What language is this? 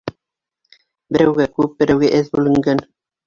Bashkir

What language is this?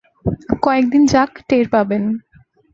Bangla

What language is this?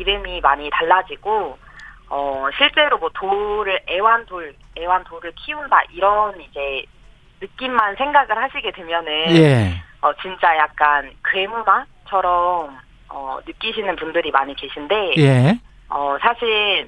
Korean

